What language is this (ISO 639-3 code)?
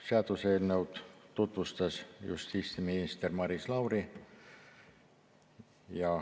est